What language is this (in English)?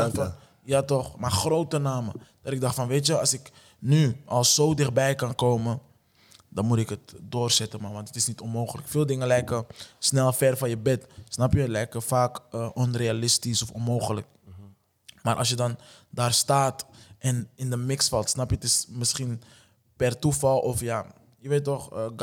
Dutch